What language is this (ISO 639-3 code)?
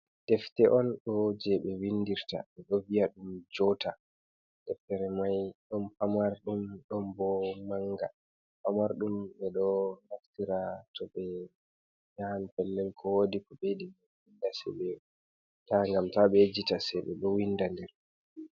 ful